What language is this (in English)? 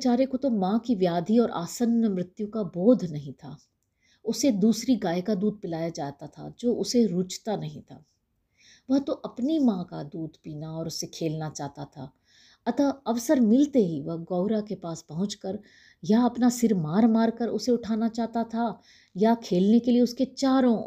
Hindi